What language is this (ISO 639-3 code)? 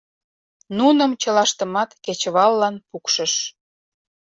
chm